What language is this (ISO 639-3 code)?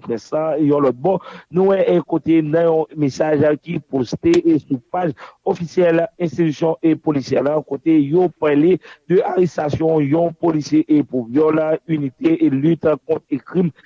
fra